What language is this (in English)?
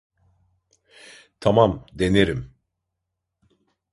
Turkish